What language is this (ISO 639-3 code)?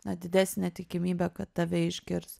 lit